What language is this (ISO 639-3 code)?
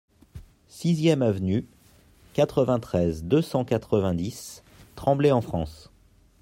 fra